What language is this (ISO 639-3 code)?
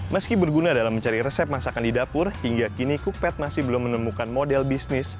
ind